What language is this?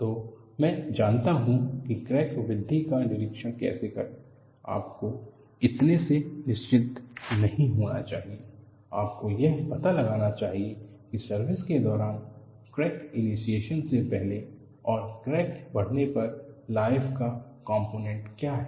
Hindi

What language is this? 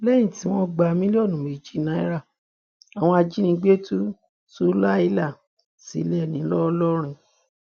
Yoruba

